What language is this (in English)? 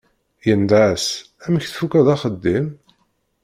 Kabyle